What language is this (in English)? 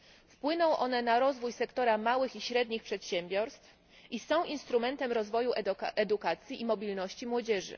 Polish